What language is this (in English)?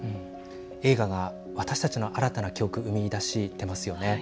Japanese